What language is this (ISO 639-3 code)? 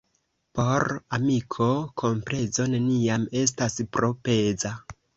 epo